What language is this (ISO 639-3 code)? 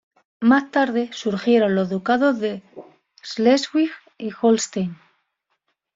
spa